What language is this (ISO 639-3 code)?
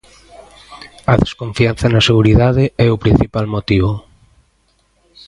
glg